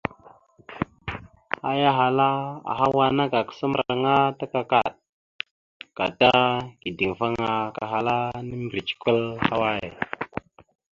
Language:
Mada (Cameroon)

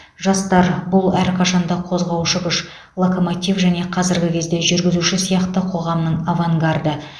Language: Kazakh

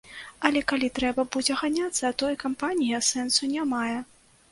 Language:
Belarusian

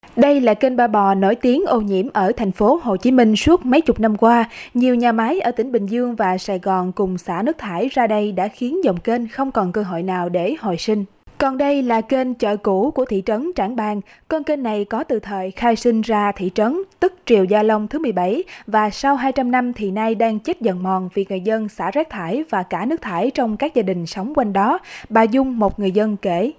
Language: Vietnamese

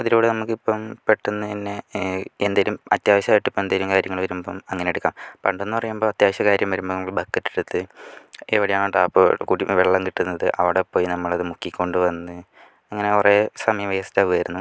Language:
Malayalam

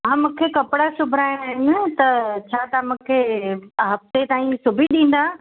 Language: Sindhi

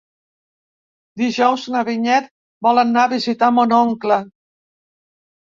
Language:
Catalan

